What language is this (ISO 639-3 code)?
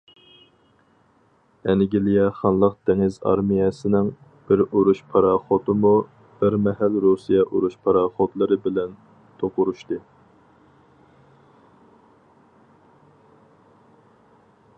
uig